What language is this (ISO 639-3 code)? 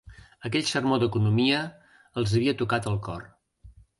cat